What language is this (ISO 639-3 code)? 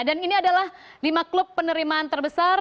ind